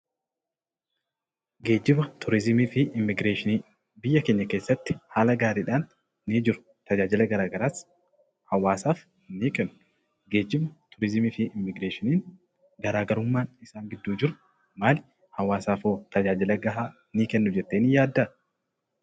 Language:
Oromo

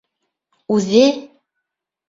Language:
Bashkir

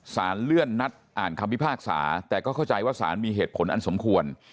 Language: Thai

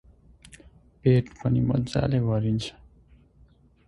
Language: Nepali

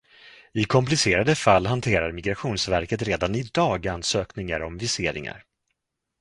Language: Swedish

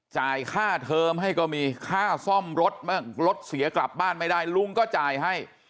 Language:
Thai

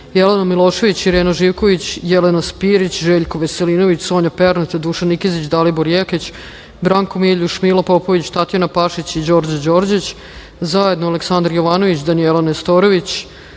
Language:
Serbian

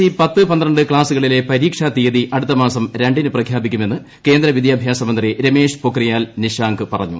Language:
Malayalam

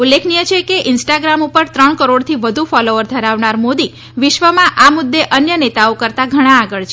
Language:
Gujarati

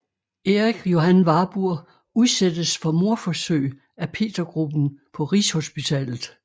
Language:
Danish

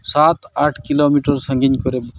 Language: Santali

